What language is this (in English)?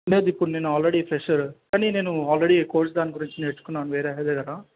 Telugu